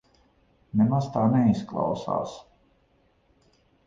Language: Latvian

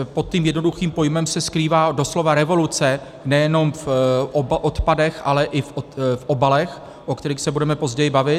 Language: Czech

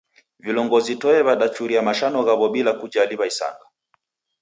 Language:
Taita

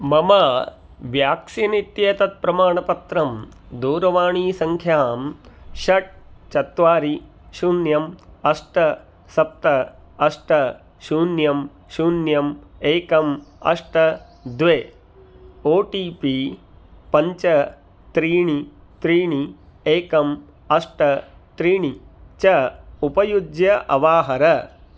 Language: Sanskrit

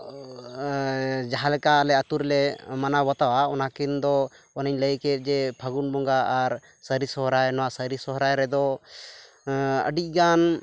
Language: Santali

